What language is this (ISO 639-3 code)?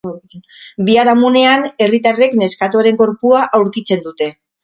eus